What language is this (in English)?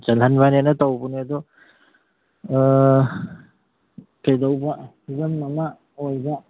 Manipuri